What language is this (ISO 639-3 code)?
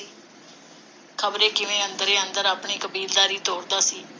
pan